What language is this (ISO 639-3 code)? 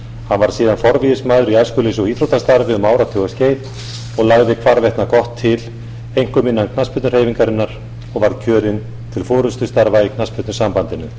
isl